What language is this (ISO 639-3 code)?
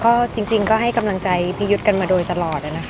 tha